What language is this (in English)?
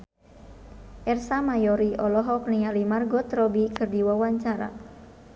Sundanese